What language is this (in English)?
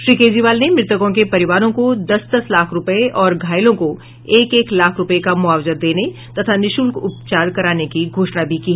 Hindi